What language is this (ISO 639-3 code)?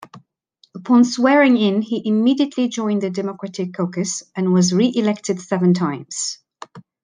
eng